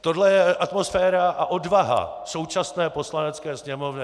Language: Czech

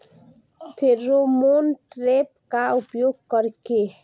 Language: Bhojpuri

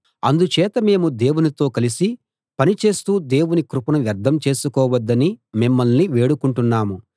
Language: Telugu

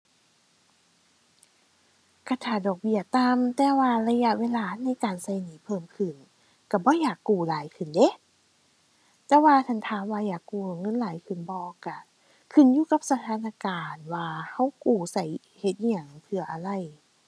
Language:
Thai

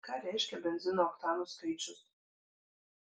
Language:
Lithuanian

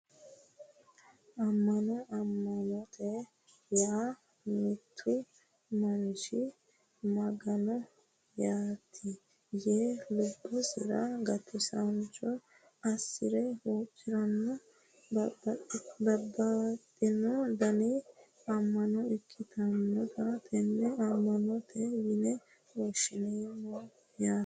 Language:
Sidamo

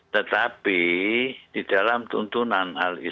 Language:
Indonesian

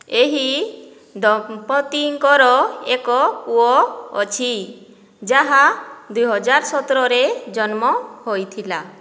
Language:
Odia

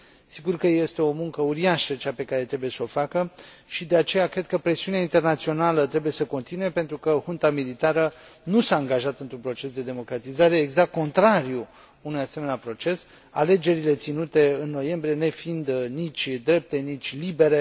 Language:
Romanian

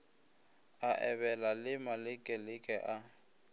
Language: Northern Sotho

